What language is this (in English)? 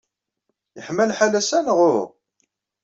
Kabyle